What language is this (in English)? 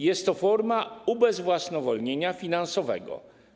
Polish